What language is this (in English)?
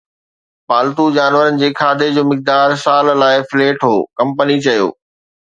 Sindhi